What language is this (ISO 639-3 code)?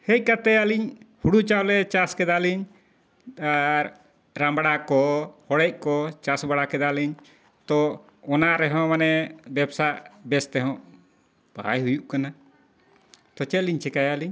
sat